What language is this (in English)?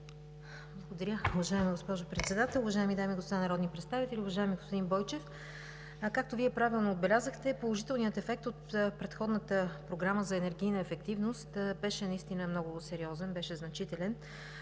Bulgarian